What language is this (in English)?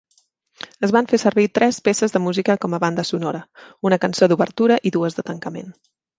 Catalan